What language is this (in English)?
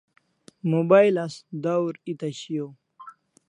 Kalasha